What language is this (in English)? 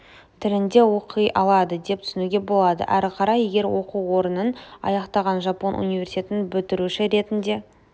Kazakh